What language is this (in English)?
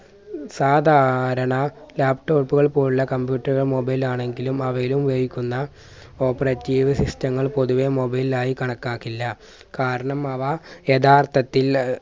Malayalam